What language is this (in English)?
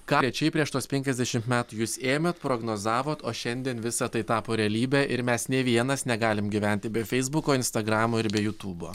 Lithuanian